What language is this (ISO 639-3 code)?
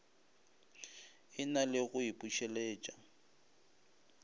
nso